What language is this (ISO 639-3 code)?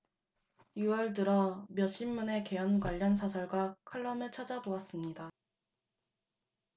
kor